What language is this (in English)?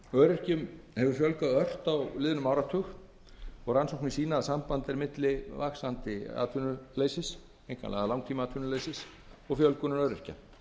Icelandic